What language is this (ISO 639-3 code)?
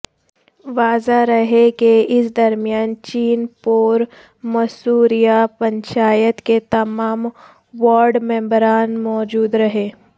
urd